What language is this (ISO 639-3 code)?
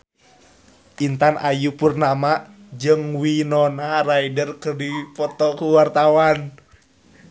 sun